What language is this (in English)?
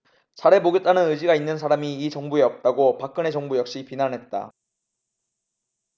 Korean